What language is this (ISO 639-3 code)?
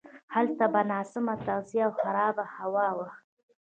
pus